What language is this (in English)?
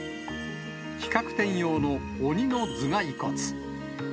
Japanese